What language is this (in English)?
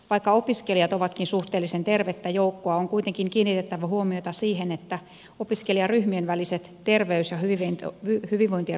Finnish